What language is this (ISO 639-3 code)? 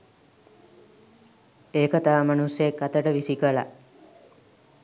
sin